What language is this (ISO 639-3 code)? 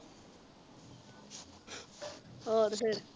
pan